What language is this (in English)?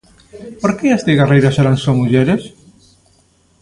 Galician